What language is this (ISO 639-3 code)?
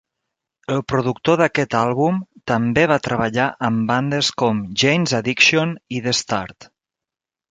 cat